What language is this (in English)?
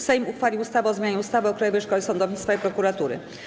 Polish